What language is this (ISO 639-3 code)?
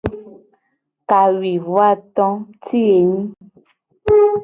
gej